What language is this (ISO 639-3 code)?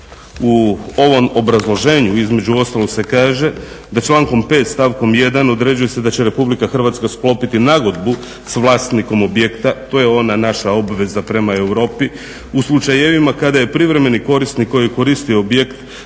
hrv